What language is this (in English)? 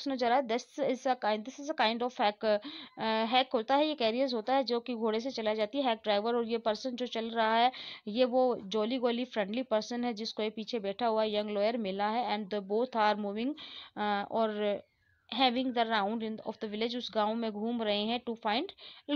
Hindi